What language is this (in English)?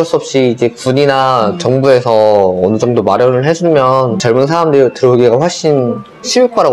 Korean